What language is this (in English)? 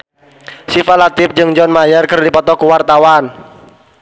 Sundanese